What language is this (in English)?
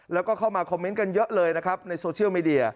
Thai